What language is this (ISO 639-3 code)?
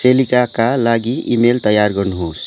nep